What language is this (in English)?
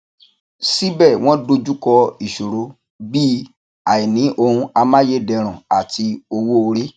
Yoruba